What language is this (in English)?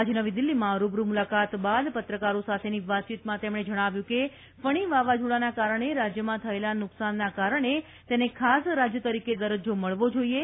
Gujarati